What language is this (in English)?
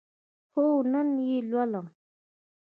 Pashto